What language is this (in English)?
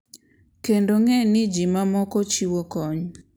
Luo (Kenya and Tanzania)